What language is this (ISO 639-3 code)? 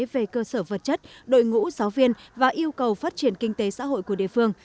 vie